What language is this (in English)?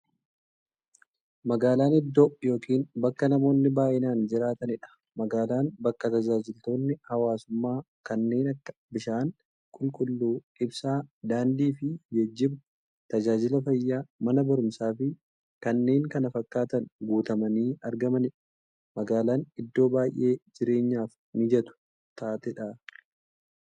Oromo